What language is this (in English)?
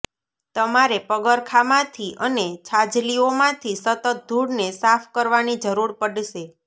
Gujarati